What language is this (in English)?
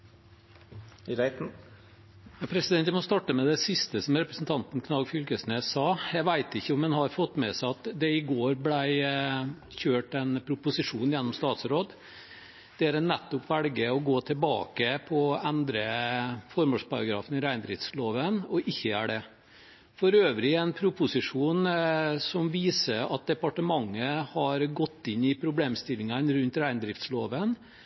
Norwegian